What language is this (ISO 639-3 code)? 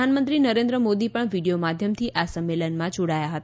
guj